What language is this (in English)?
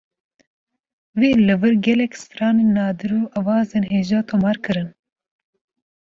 Kurdish